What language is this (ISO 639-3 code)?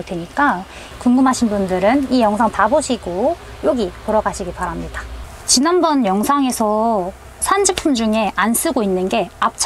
kor